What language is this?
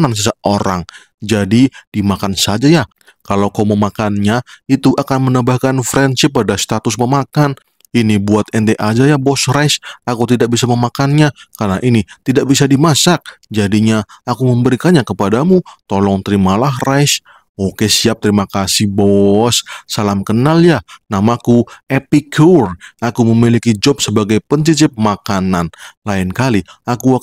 Indonesian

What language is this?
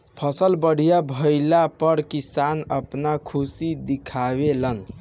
Bhojpuri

